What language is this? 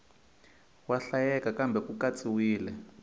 Tsonga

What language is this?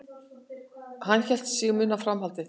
Icelandic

